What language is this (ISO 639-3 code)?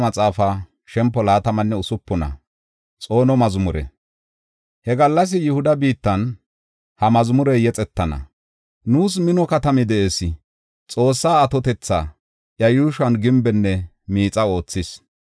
gof